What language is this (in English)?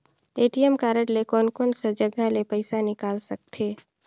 Chhattisgarhi